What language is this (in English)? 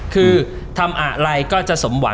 Thai